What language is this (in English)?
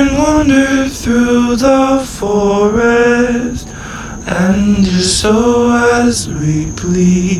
English